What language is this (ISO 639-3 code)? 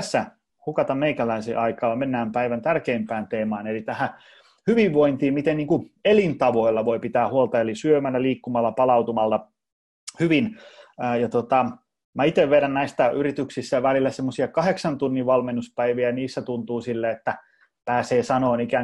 fin